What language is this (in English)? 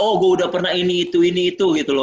Indonesian